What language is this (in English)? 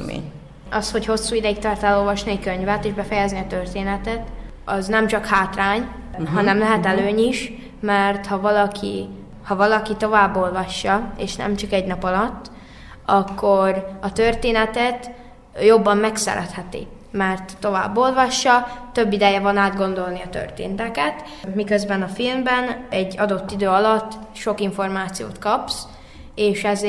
Hungarian